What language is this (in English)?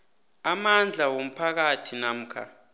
South Ndebele